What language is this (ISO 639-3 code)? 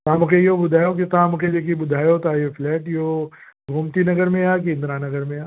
snd